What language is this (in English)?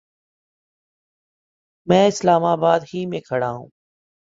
Urdu